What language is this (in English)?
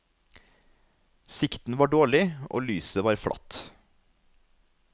Norwegian